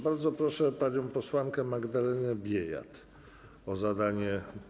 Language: Polish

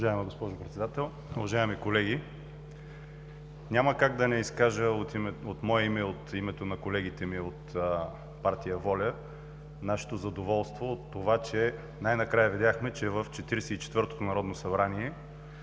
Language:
Bulgarian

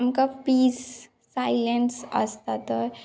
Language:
Konkani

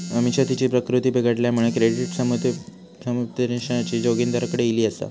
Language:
Marathi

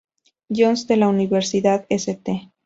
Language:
Spanish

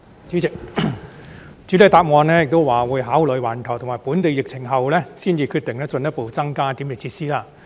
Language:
Cantonese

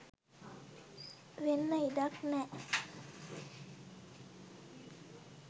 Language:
Sinhala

